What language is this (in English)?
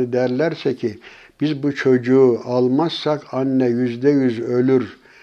Turkish